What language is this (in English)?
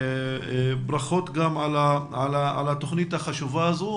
Hebrew